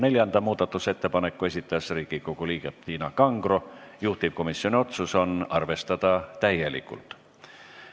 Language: Estonian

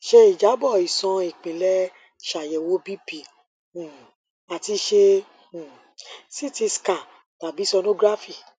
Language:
Yoruba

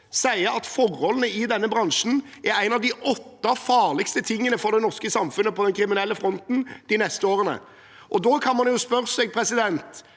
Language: Norwegian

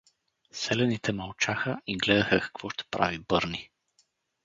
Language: Bulgarian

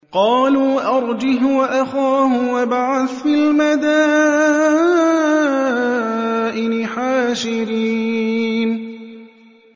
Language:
Arabic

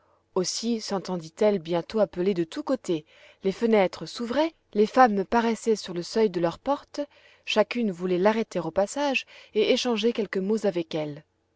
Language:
French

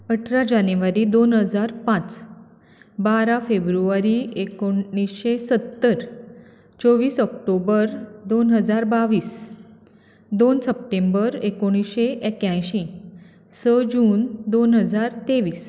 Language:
Konkani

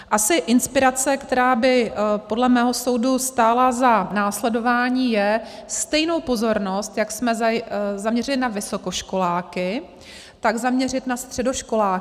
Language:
Czech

